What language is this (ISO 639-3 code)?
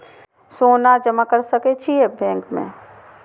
mai